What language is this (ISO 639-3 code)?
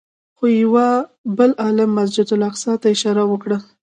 pus